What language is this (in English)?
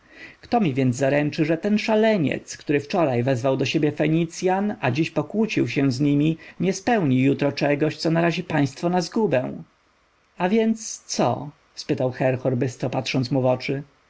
Polish